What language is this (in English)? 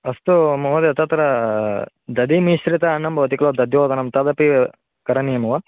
Sanskrit